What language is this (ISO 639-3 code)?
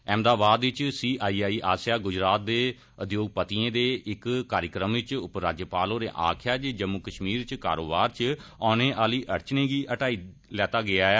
doi